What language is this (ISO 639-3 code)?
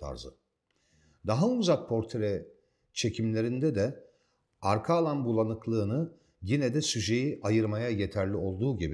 tur